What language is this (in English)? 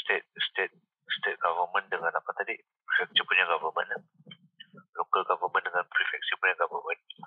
Malay